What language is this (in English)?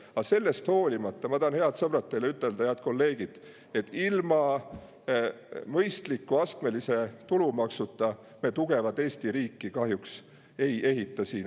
Estonian